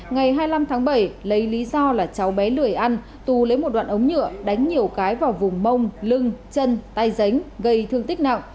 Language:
Vietnamese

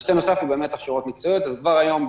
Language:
Hebrew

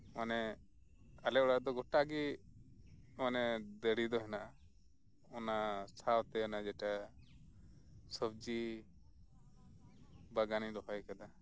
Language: Santali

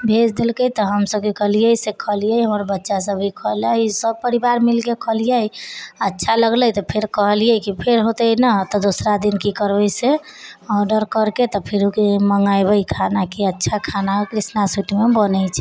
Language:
Maithili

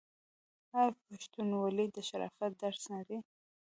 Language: Pashto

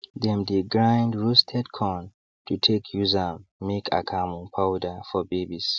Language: Nigerian Pidgin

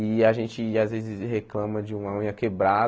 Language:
Portuguese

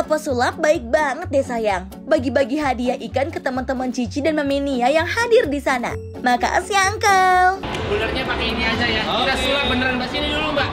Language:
Indonesian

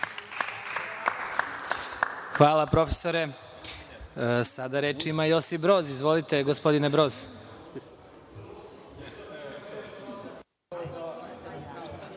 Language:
Serbian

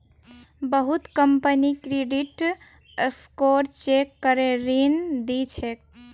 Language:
Magahi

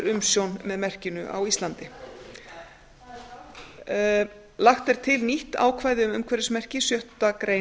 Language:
Icelandic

